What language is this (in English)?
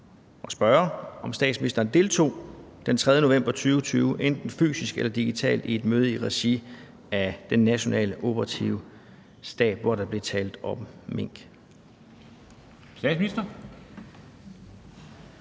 Danish